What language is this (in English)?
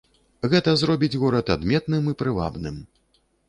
Belarusian